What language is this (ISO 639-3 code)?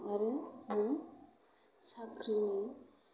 brx